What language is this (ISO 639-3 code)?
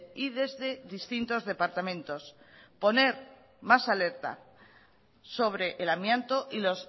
spa